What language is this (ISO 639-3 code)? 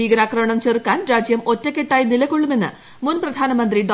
mal